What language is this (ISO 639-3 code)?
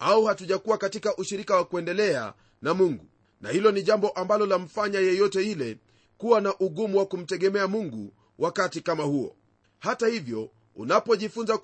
swa